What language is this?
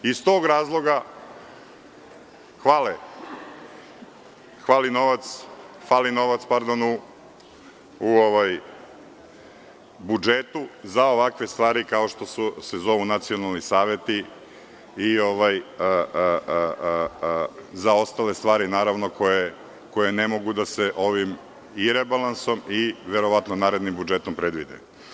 Serbian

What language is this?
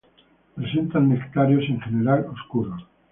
Spanish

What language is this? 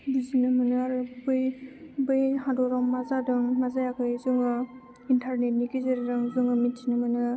Bodo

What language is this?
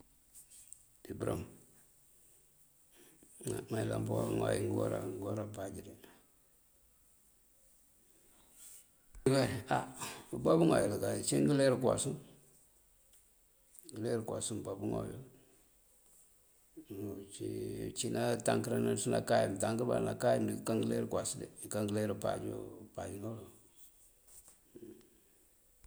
Mandjak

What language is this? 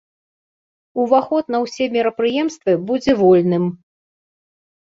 Belarusian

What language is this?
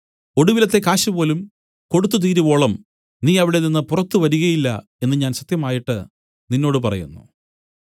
Malayalam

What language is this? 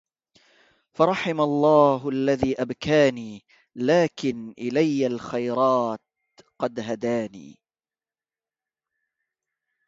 Arabic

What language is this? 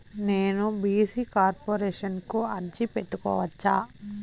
Telugu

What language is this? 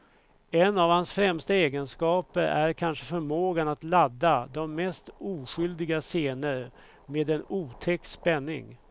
Swedish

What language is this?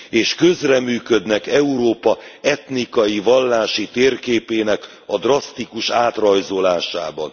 Hungarian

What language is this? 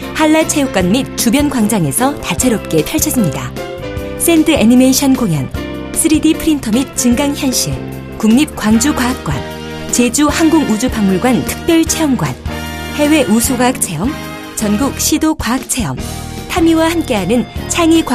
Korean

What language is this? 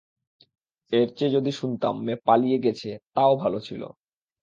Bangla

